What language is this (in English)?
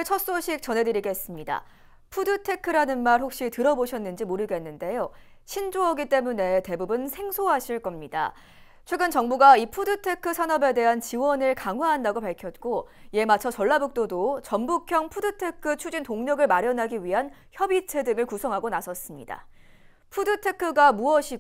Korean